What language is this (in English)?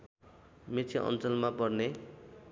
Nepali